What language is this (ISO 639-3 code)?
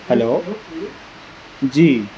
urd